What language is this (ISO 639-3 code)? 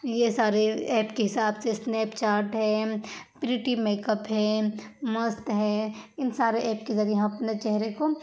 urd